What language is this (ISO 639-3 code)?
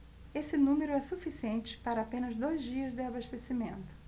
por